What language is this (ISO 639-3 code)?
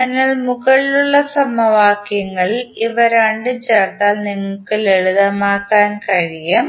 mal